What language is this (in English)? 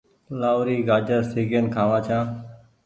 Goaria